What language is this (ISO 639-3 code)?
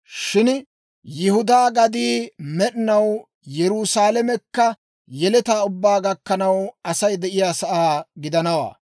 dwr